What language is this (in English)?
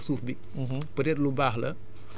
Wolof